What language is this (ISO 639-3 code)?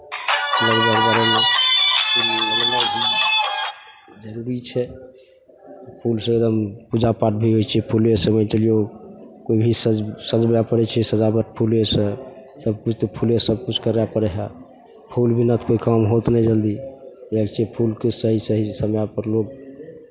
mai